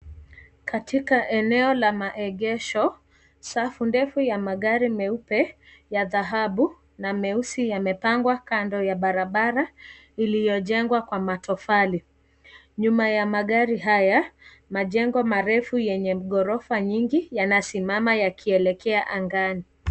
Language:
Swahili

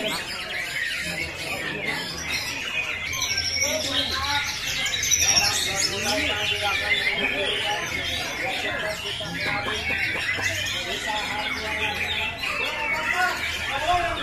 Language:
Indonesian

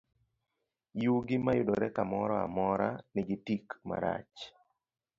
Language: Luo (Kenya and Tanzania)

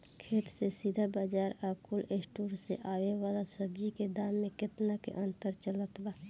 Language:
Bhojpuri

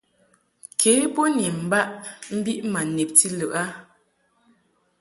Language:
Mungaka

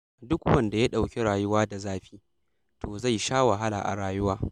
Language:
Hausa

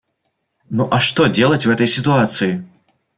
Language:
Russian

